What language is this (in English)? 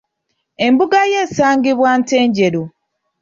Ganda